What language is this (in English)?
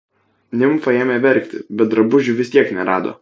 Lithuanian